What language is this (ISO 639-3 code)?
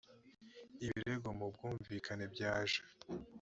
kin